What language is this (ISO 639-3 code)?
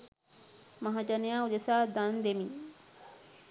sin